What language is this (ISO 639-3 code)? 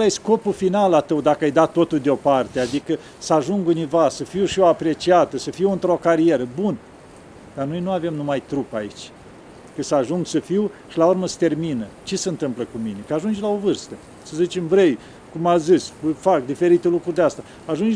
ron